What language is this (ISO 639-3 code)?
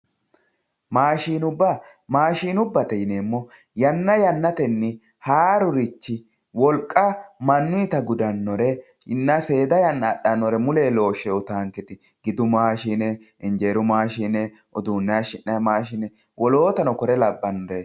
sid